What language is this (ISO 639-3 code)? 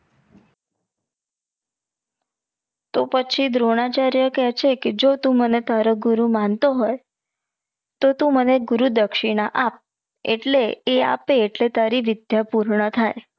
guj